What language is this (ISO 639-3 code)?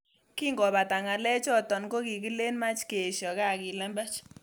kln